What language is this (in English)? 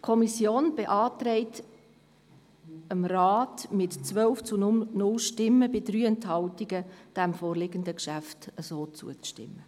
Swiss German